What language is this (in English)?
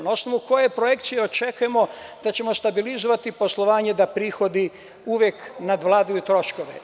Serbian